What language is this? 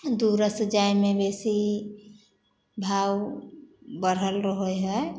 Maithili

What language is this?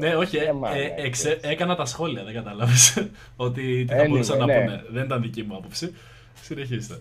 Greek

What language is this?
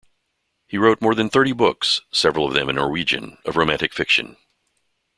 English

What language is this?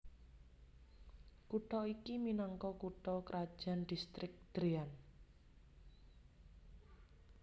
Javanese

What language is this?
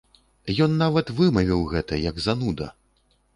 Belarusian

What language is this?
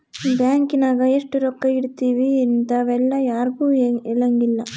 Kannada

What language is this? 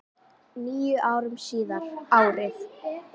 Icelandic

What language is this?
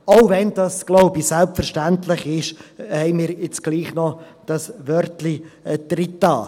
Swiss German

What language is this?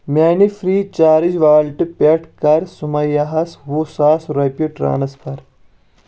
Kashmiri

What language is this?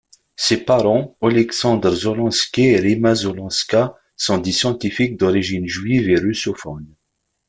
French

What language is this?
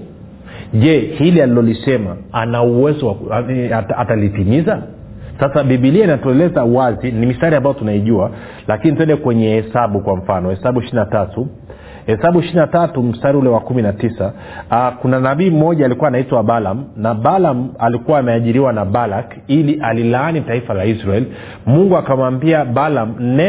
Swahili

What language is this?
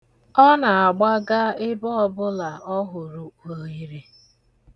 Igbo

